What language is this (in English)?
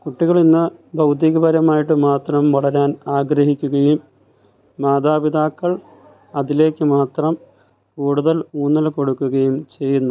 Malayalam